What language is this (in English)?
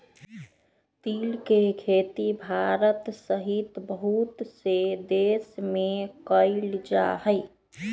Magahi